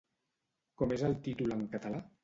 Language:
Catalan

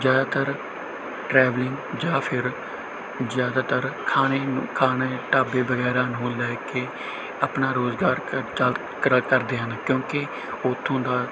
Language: Punjabi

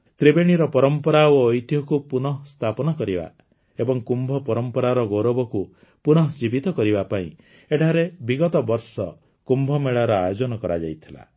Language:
Odia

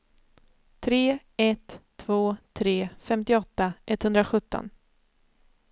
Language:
Swedish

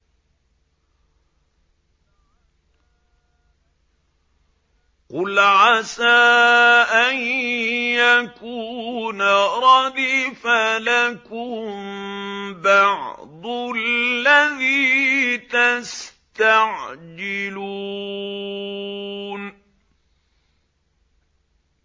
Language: Arabic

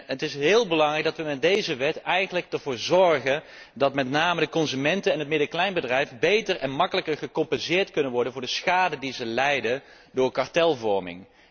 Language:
Dutch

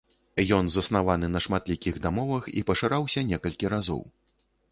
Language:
Belarusian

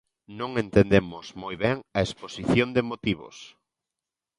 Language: Galician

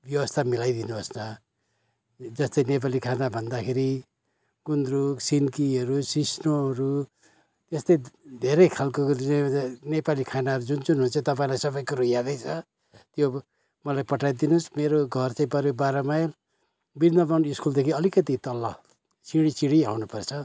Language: Nepali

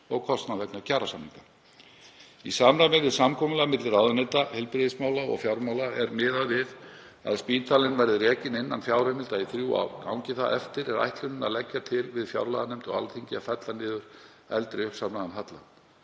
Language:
Icelandic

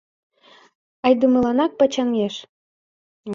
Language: Mari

